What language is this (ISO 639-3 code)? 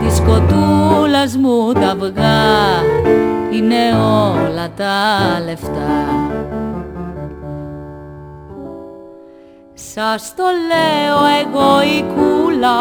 ell